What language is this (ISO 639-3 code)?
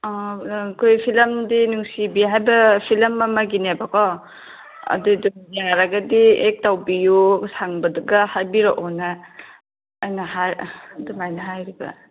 mni